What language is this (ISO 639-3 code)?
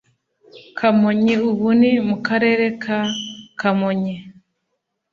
kin